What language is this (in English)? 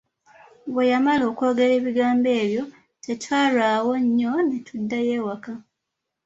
Ganda